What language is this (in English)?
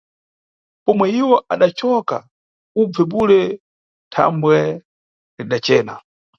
Nyungwe